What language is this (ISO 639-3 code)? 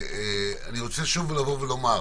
heb